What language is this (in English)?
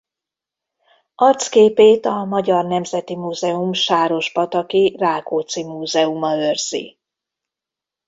Hungarian